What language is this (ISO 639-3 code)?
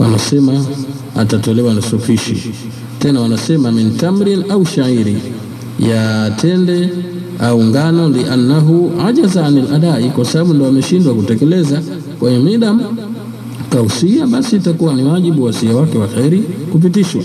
swa